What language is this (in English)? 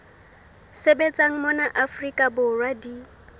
Southern Sotho